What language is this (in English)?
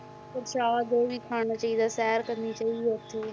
Punjabi